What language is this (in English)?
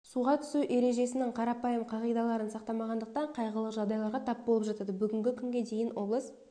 Kazakh